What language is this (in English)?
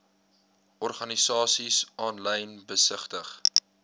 Afrikaans